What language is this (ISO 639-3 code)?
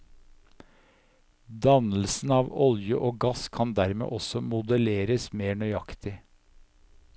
nor